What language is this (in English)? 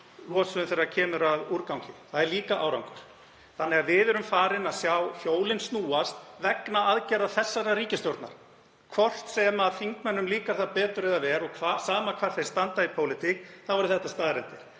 Icelandic